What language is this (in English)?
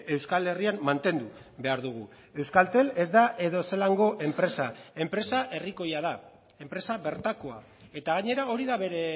Basque